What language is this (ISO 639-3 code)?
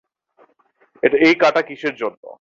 ben